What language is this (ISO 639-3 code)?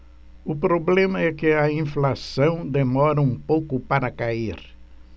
por